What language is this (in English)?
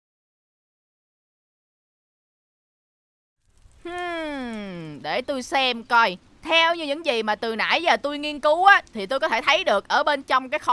Vietnamese